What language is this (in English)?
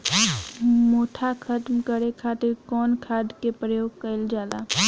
Bhojpuri